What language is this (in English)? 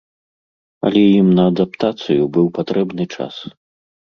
Belarusian